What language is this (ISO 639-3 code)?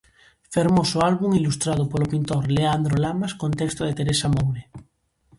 glg